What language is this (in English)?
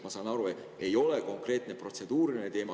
Estonian